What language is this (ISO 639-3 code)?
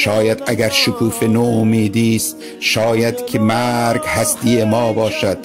fas